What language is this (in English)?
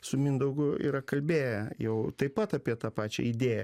Lithuanian